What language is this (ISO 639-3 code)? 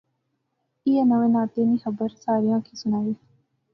phr